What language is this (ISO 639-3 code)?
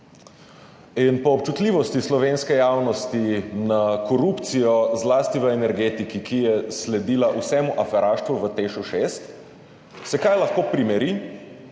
slv